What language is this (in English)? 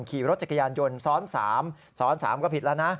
Thai